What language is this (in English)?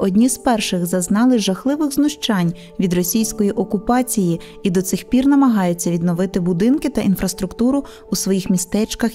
Ukrainian